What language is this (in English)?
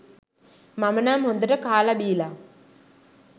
Sinhala